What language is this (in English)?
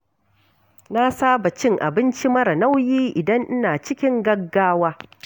Hausa